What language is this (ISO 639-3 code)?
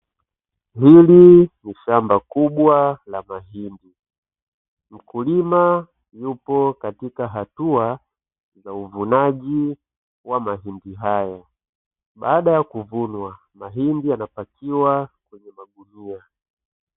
swa